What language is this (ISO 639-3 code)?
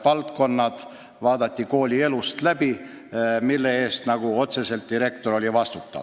est